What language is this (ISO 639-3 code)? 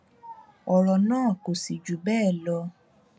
yor